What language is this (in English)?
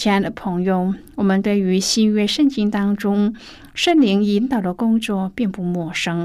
Chinese